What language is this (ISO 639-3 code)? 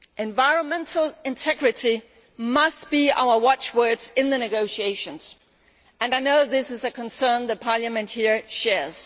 eng